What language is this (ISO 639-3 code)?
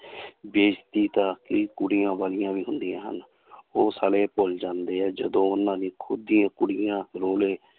pan